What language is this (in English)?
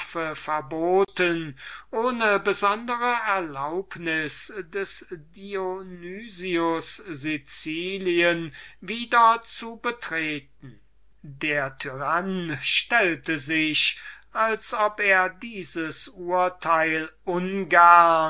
German